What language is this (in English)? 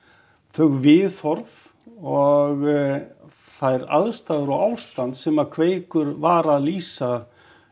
Icelandic